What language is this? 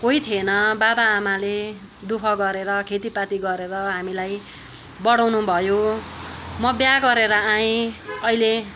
Nepali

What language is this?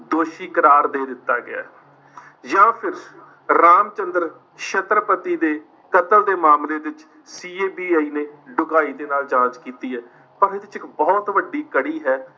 Punjabi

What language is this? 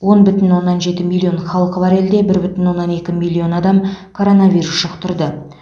Kazakh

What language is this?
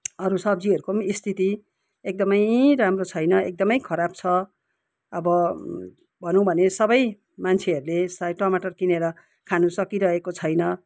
Nepali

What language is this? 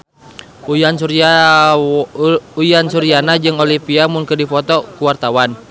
Sundanese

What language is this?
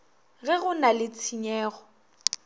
Northern Sotho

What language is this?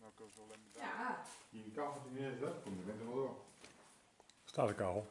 Dutch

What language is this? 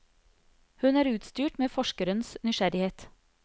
Norwegian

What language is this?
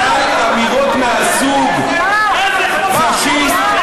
Hebrew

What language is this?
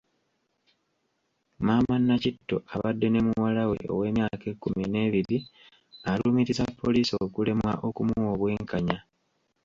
Ganda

